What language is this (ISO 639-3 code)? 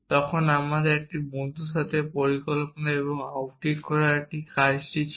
ben